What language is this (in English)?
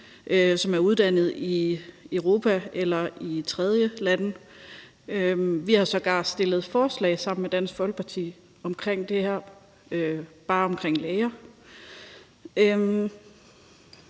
Danish